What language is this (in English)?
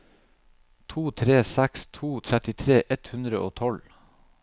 Norwegian